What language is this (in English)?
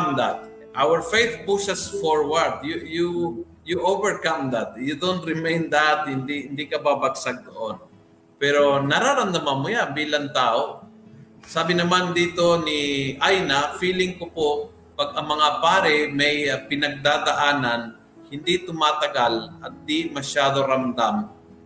Filipino